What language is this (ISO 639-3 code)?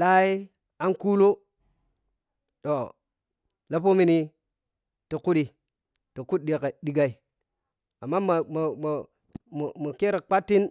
piy